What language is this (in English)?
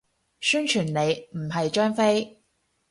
Cantonese